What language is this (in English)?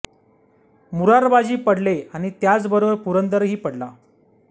Marathi